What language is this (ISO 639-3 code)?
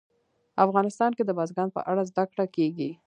pus